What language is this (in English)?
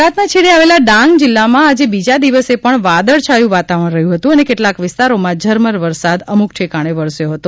Gujarati